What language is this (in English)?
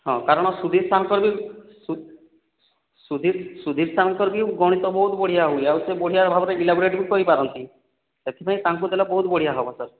Odia